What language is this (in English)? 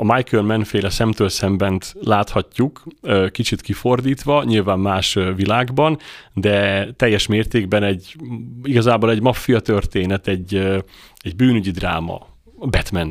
Hungarian